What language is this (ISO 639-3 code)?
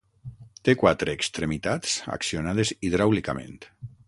cat